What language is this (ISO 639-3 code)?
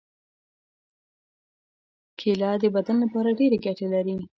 pus